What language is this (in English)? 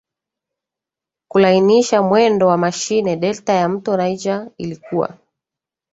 Swahili